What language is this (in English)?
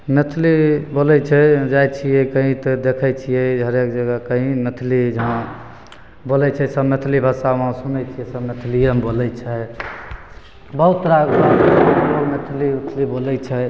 Maithili